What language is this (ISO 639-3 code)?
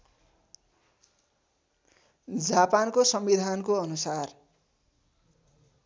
nep